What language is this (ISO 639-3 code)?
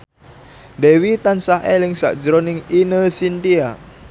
jav